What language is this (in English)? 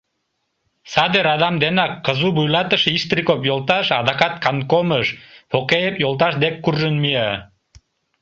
Mari